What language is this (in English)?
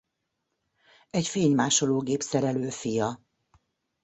Hungarian